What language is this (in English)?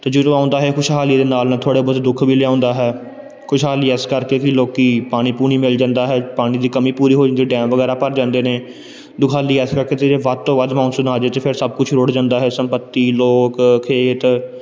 Punjabi